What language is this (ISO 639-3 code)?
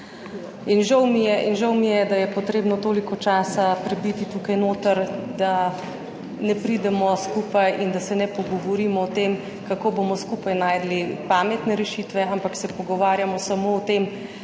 slv